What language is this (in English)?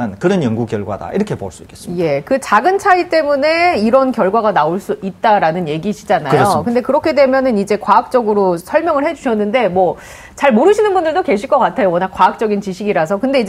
Korean